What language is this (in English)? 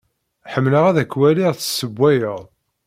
Kabyle